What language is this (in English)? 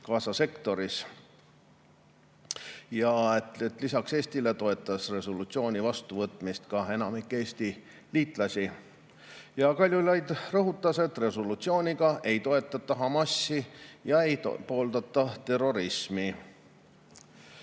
Estonian